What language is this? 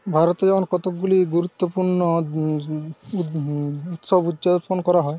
Bangla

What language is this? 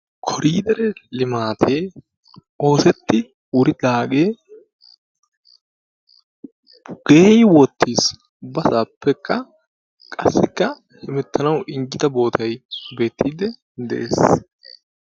Wolaytta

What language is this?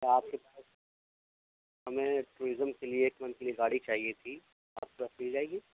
Urdu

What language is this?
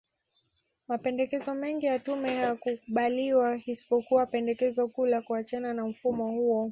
Swahili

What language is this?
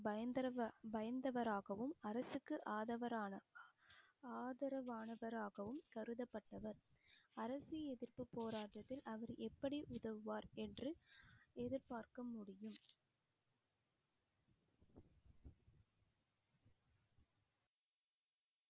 Tamil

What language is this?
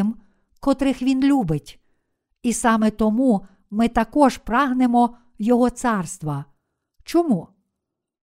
Ukrainian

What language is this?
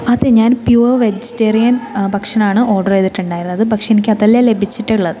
Malayalam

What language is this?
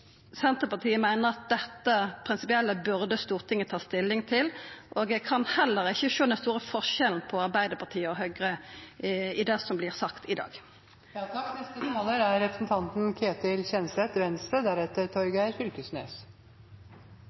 Norwegian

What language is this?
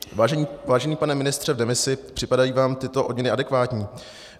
Czech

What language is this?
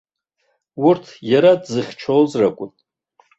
Abkhazian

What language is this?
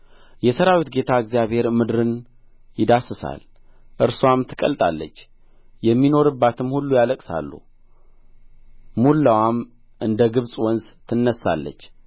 Amharic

